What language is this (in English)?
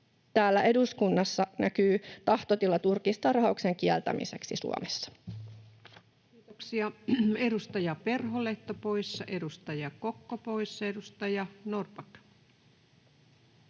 Finnish